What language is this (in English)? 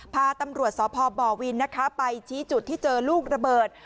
Thai